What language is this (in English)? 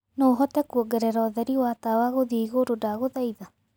Kikuyu